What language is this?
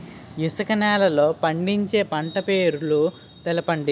Telugu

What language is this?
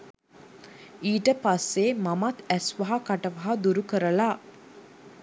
Sinhala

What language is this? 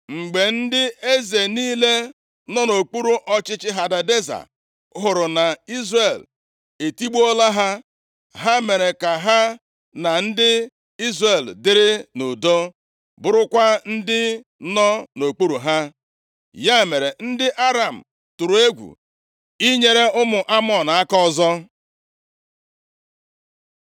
Igbo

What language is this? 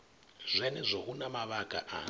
Venda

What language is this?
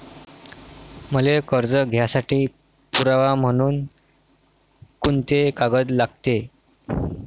Marathi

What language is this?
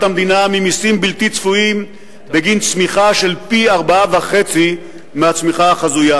Hebrew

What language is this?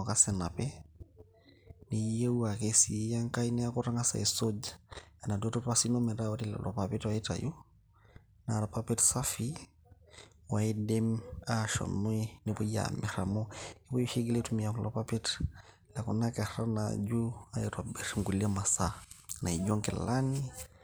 Masai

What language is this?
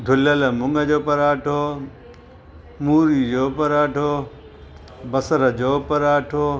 Sindhi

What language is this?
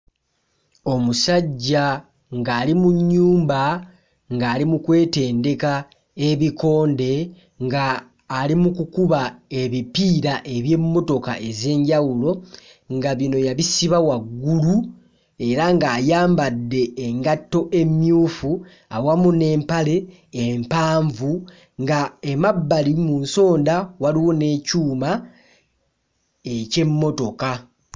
Ganda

